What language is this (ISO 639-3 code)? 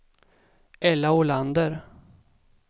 swe